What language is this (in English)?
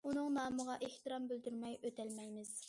Uyghur